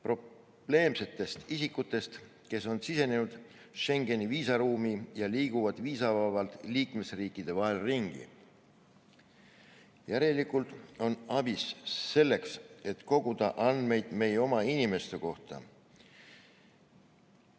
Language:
Estonian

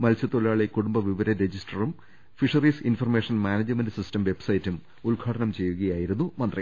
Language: Malayalam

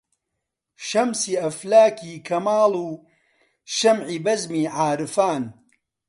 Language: Central Kurdish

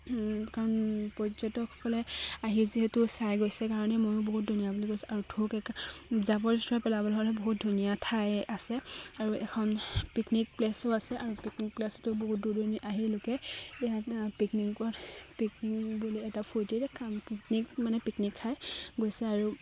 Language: Assamese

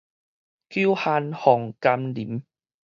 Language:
Min Nan Chinese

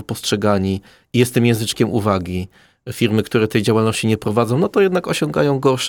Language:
Polish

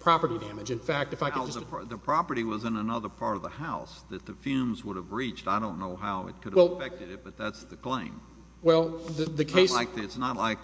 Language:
English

